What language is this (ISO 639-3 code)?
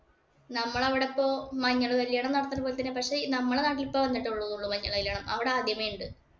mal